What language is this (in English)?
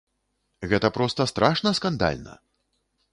Belarusian